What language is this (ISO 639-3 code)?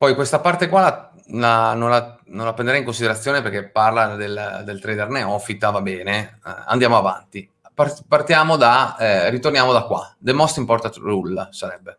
ita